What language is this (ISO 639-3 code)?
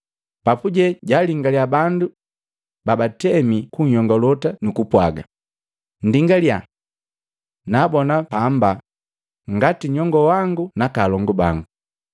mgv